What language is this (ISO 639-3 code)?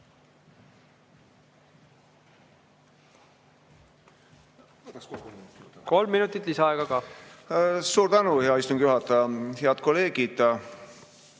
est